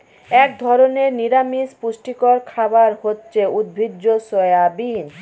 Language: Bangla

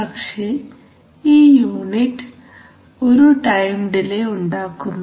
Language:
Malayalam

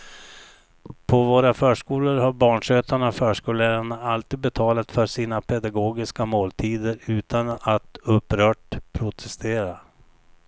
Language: Swedish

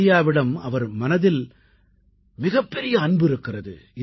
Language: Tamil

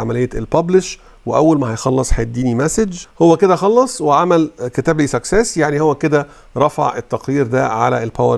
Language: Arabic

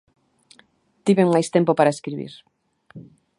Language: Galician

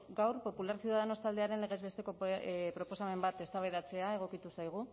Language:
Basque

